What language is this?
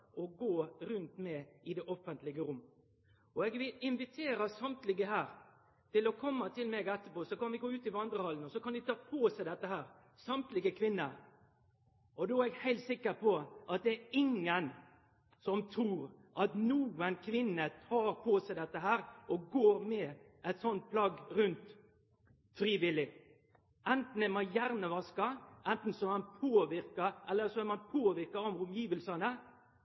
Norwegian Nynorsk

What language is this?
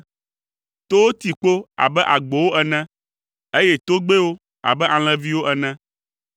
Ewe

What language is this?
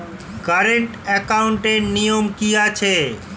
Bangla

